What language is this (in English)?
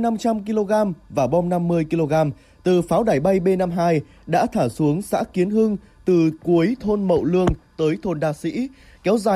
Vietnamese